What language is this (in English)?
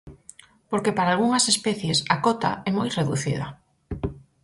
Galician